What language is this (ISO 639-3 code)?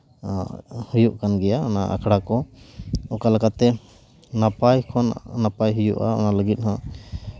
sat